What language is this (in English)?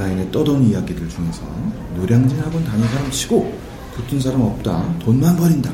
Korean